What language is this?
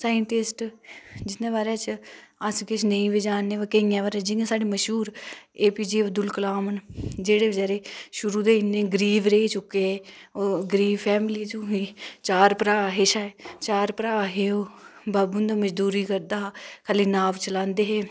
Dogri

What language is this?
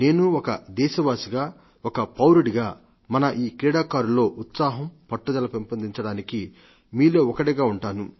Telugu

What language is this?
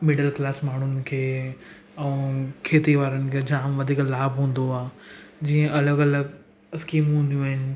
Sindhi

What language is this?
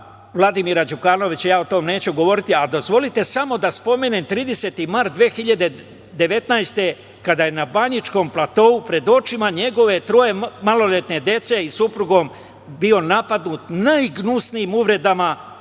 Serbian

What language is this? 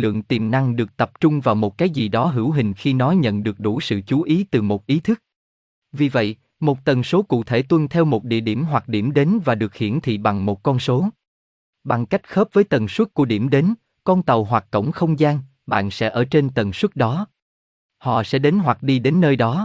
Vietnamese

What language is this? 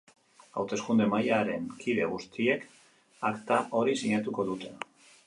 Basque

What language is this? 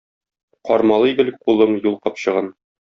Tatar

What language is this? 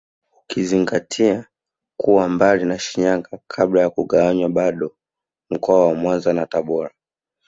Swahili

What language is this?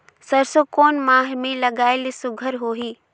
Chhattisgarhi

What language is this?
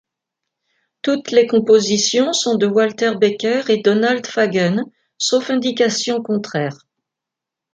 French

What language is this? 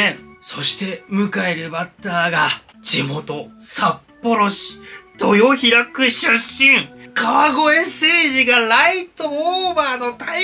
Japanese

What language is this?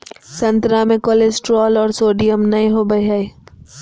Magahi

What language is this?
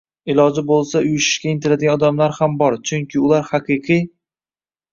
Uzbek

